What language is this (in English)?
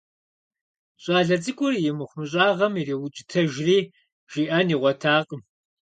Kabardian